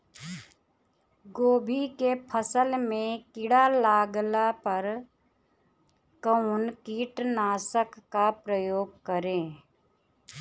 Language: Bhojpuri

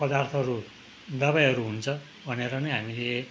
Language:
Nepali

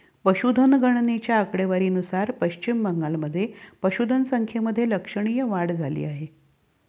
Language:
Marathi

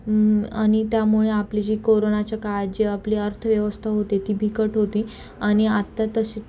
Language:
Marathi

